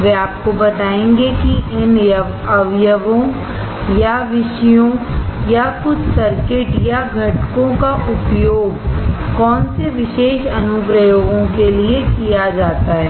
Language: Hindi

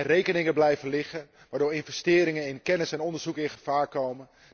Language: Dutch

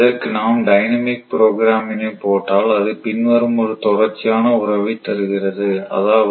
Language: Tamil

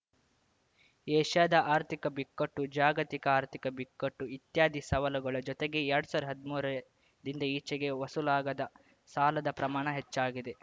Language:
Kannada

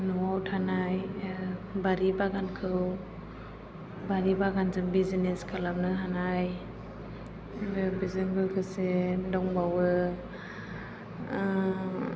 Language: Bodo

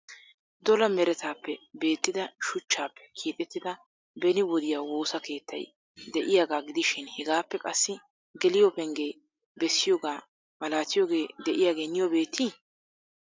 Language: Wolaytta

